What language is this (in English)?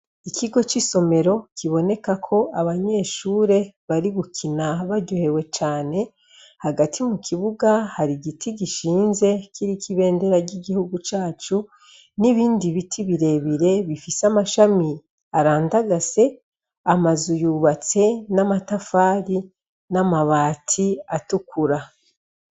Rundi